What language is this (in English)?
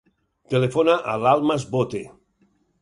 Catalan